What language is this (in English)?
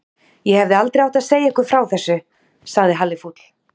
Icelandic